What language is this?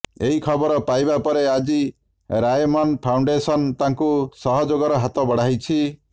Odia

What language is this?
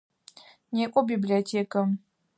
Adyghe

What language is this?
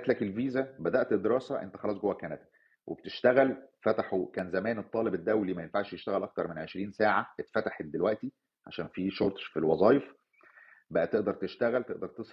Arabic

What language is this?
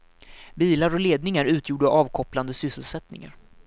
Swedish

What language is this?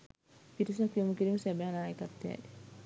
Sinhala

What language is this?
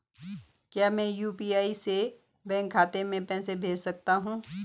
Hindi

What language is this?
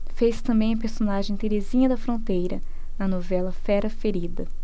Portuguese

